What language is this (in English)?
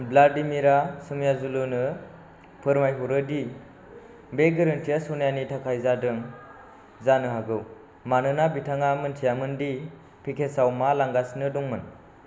Bodo